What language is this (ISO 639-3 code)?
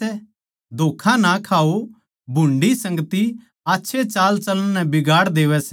bgc